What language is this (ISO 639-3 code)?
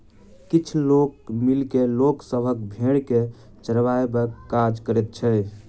mai